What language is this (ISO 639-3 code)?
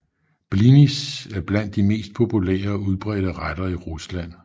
dan